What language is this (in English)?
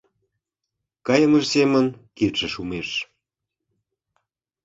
Mari